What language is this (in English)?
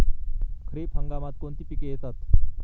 Marathi